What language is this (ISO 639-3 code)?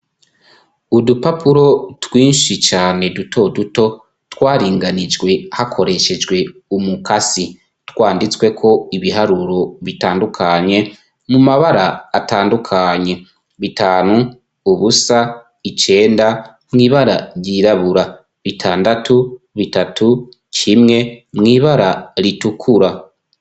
run